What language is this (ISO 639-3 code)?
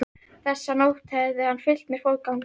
isl